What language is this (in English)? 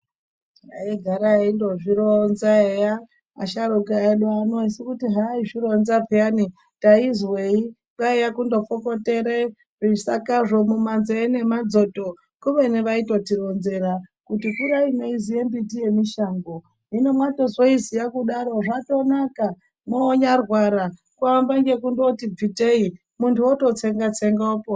Ndau